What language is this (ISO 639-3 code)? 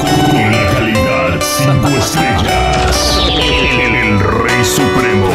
spa